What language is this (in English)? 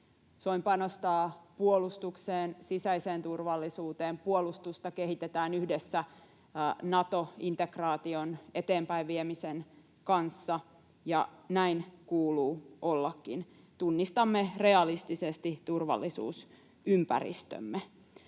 Finnish